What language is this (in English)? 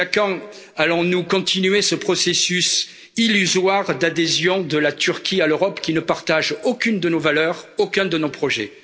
French